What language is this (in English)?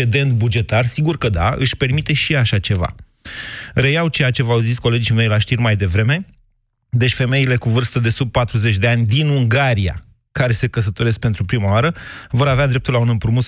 Romanian